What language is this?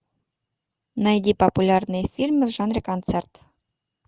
Russian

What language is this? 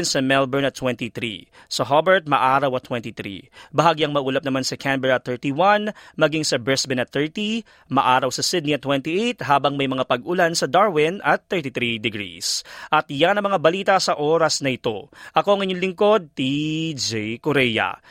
Filipino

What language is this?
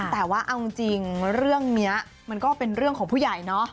Thai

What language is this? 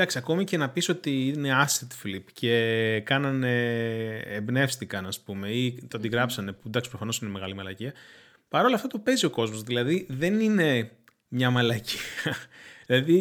Greek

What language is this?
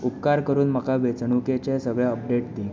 Konkani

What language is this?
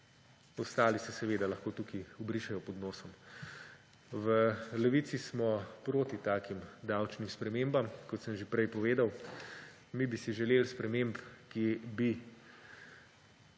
Slovenian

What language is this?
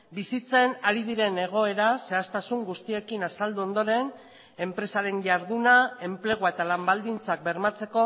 Basque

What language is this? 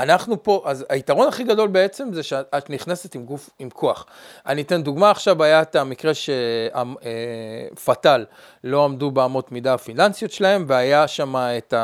Hebrew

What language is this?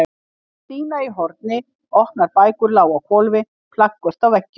Icelandic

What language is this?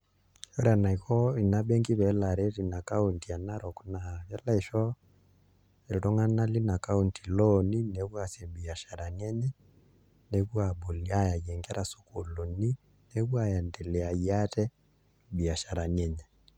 Masai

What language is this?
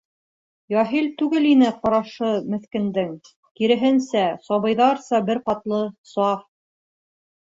Bashkir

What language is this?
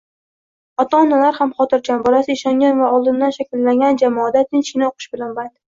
Uzbek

